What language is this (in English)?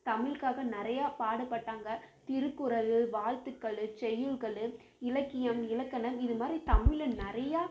Tamil